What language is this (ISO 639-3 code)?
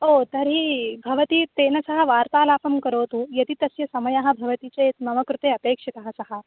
san